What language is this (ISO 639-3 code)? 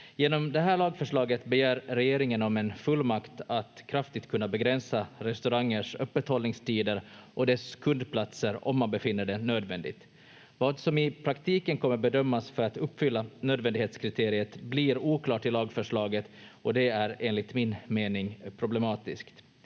fin